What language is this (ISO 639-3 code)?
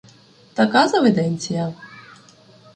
ukr